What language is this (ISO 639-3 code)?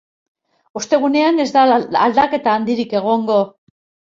eus